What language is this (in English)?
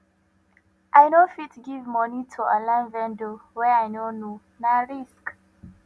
Nigerian Pidgin